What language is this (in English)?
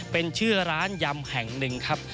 Thai